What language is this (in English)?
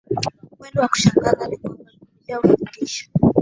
Swahili